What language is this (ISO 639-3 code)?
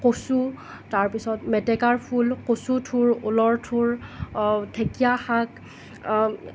asm